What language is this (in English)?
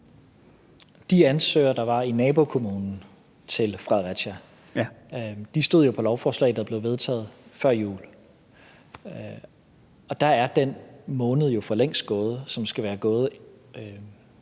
Danish